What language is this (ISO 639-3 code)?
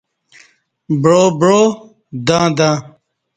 bsh